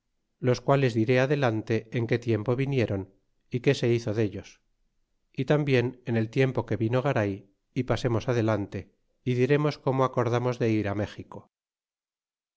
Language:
Spanish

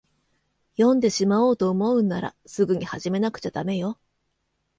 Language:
Japanese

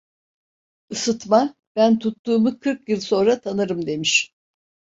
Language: Turkish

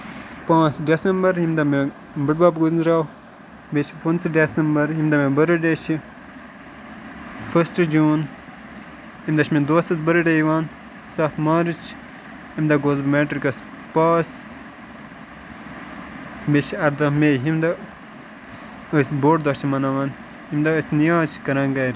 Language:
Kashmiri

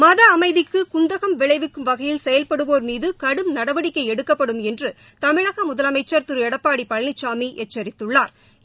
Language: Tamil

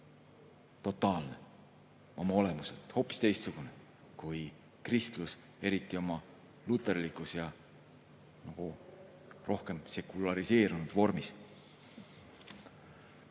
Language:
Estonian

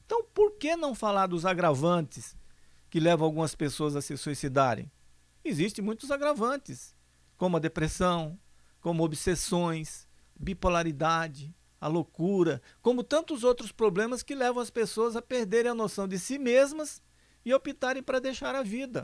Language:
Portuguese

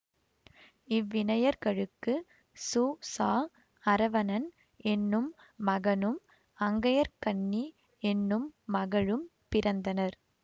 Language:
Tamil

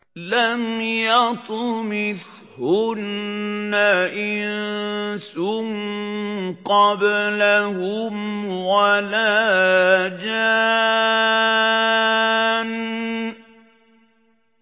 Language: Arabic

